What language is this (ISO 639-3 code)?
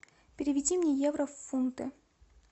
rus